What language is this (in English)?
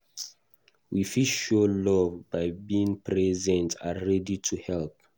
Nigerian Pidgin